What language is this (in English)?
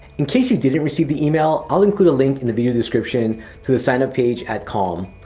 English